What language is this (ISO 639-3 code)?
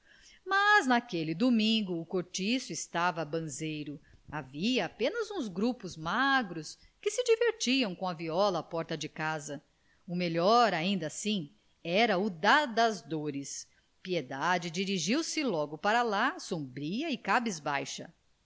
por